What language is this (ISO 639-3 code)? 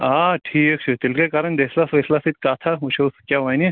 kas